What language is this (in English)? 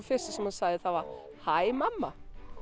Icelandic